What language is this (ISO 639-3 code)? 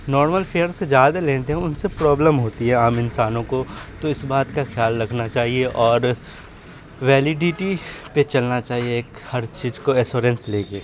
urd